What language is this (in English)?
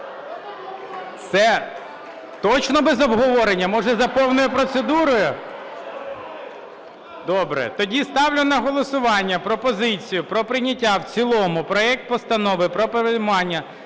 Ukrainian